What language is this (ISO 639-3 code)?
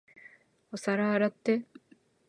jpn